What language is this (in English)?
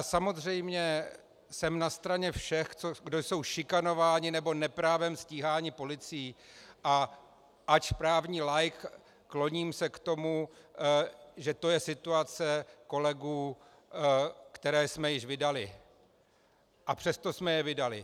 Czech